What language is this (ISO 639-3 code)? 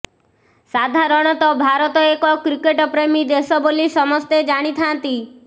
ori